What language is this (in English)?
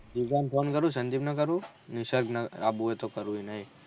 Gujarati